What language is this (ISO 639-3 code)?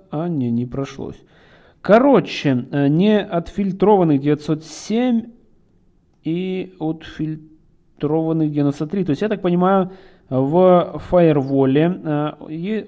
rus